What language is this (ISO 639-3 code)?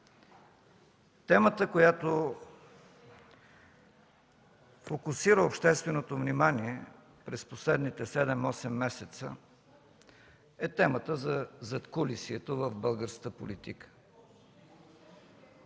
bul